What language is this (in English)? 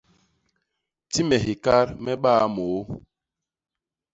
Basaa